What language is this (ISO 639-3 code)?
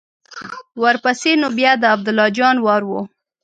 pus